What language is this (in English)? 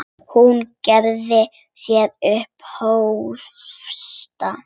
Icelandic